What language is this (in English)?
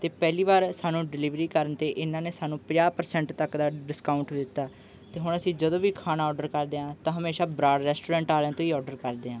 Punjabi